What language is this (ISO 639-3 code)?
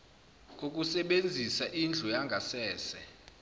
zul